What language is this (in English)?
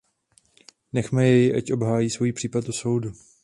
Czech